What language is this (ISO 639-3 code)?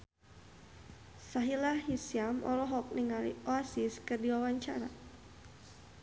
sun